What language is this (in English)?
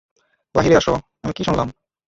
Bangla